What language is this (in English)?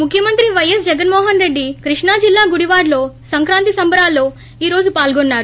Telugu